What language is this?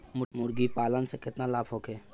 Bhojpuri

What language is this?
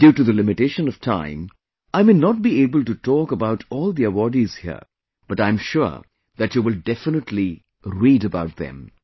English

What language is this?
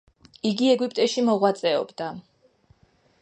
Georgian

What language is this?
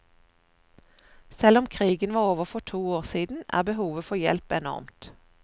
Norwegian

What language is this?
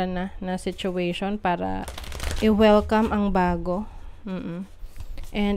Filipino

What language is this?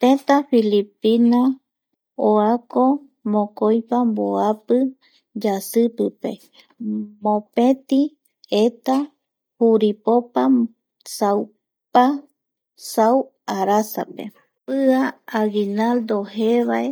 Eastern Bolivian Guaraní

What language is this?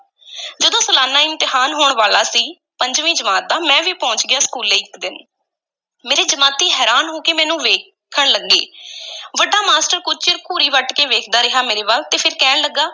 Punjabi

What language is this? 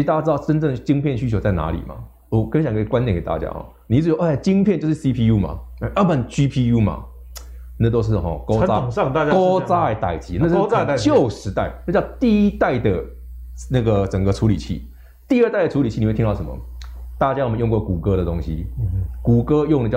Chinese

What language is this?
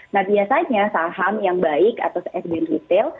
Indonesian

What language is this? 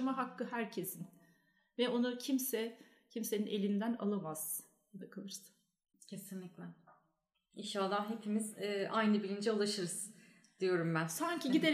Turkish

